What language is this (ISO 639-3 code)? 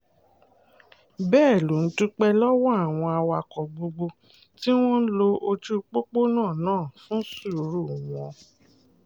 yor